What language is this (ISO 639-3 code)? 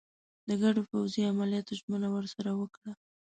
pus